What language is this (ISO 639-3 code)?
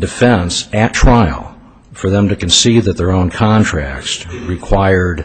eng